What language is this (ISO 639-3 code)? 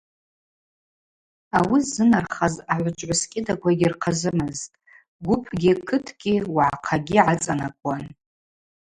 abq